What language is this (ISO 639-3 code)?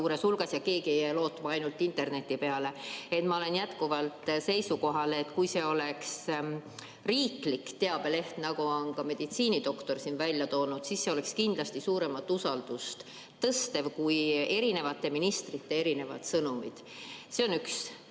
est